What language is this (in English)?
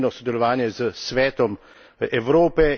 Slovenian